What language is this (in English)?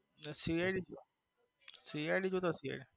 Gujarati